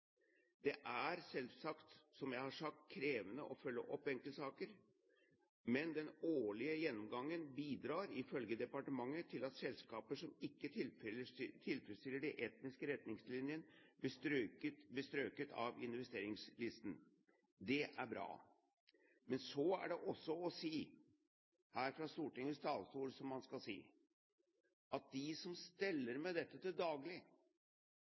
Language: Norwegian Bokmål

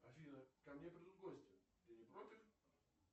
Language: Russian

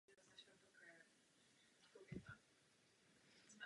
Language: Czech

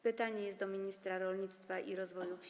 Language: Polish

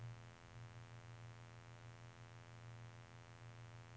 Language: Norwegian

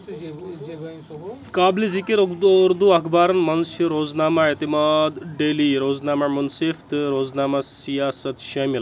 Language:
Kashmiri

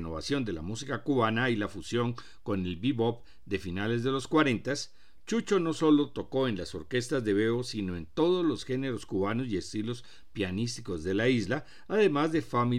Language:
Spanish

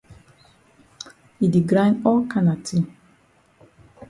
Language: Cameroon Pidgin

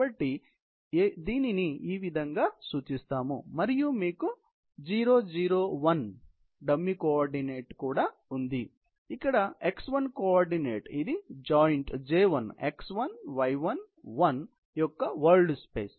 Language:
Telugu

